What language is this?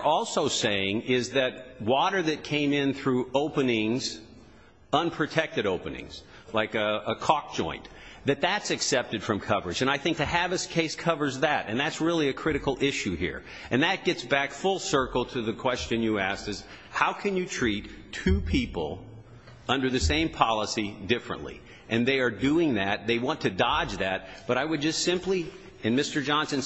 English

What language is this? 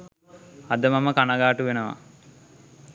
Sinhala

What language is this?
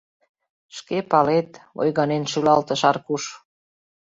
Mari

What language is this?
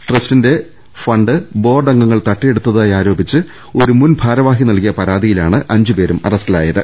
Malayalam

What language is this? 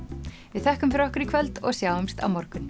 Icelandic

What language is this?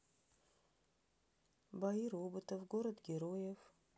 Russian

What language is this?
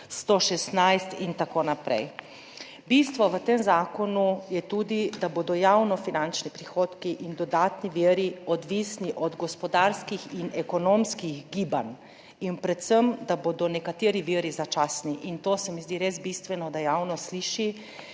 Slovenian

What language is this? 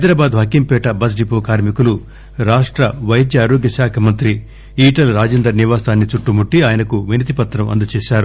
Telugu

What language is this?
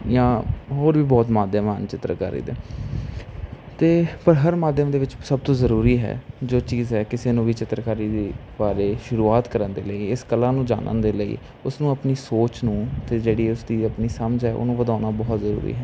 Punjabi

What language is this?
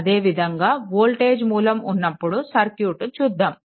Telugu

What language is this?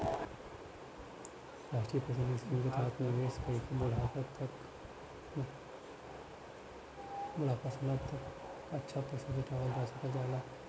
Bhojpuri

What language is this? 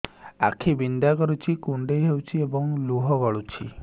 Odia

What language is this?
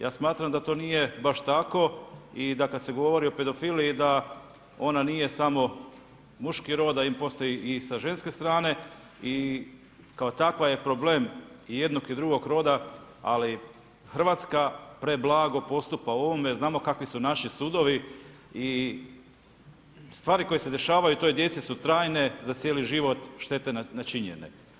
Croatian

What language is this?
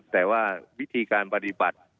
Thai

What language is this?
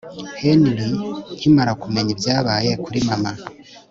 Kinyarwanda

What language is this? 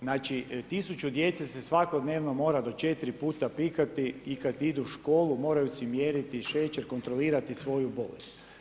Croatian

